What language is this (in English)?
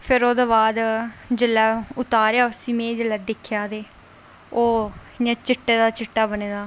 Dogri